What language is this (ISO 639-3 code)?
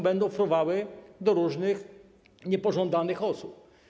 pol